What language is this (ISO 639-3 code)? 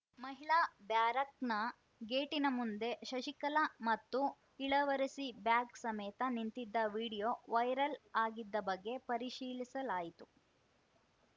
kan